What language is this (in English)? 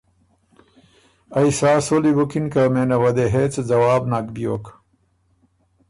Ormuri